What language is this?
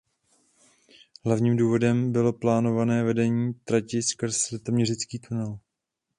Czech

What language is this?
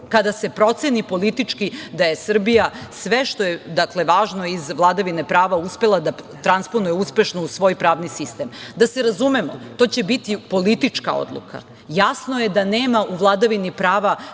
Serbian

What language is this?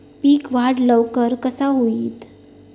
Marathi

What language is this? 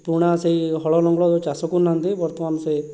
Odia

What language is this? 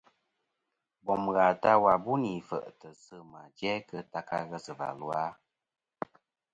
Kom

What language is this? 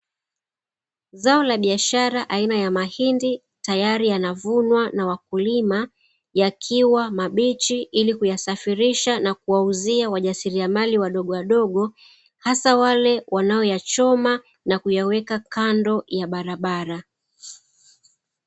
Swahili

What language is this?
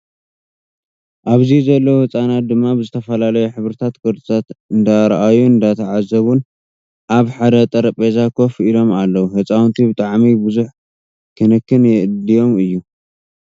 Tigrinya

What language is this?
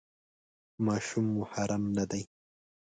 Pashto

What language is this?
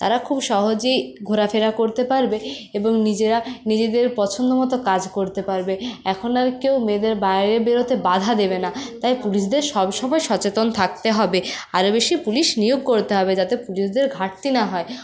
Bangla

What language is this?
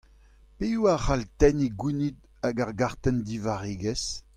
Breton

